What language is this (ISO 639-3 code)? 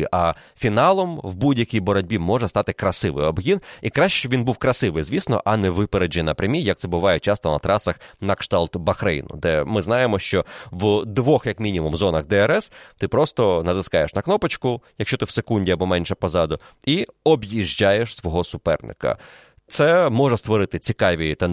ukr